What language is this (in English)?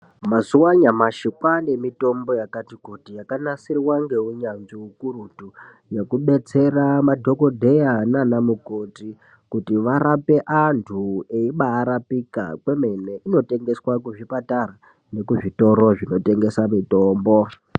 Ndau